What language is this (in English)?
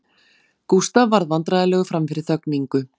Icelandic